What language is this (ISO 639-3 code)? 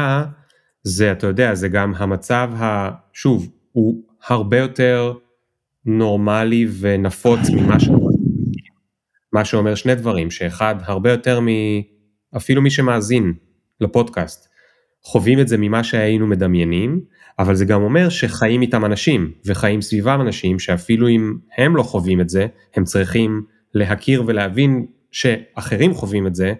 heb